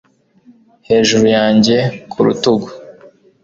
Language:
Kinyarwanda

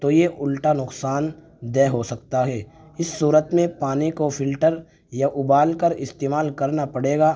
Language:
Urdu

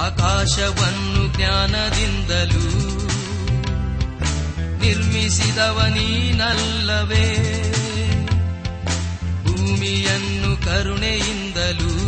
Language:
Kannada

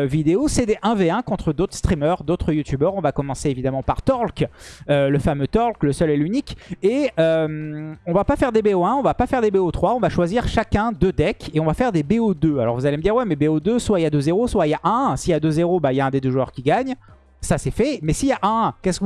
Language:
French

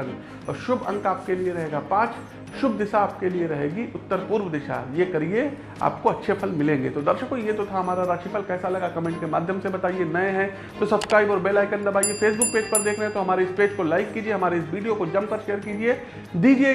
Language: Hindi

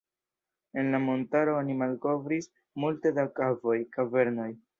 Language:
Esperanto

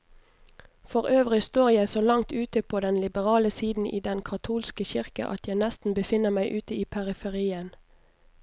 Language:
Norwegian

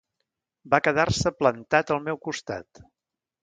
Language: Catalan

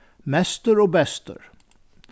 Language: Faroese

